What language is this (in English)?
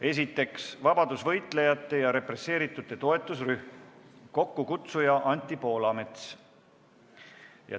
Estonian